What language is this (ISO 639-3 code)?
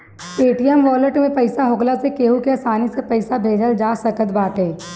bho